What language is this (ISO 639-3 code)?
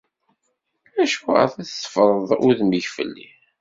kab